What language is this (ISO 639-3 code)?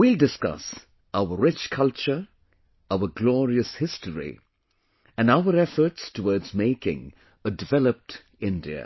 eng